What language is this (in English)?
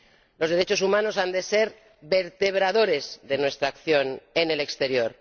Spanish